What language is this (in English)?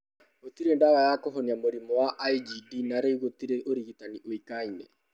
Kikuyu